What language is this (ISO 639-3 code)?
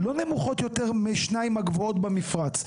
heb